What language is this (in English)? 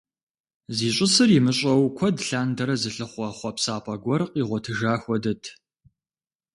Kabardian